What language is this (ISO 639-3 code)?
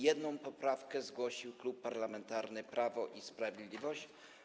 pol